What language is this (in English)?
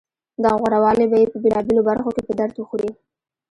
Pashto